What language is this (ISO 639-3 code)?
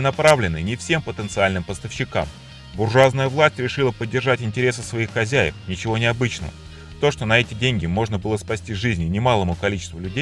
rus